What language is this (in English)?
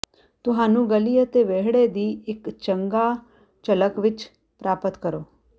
Punjabi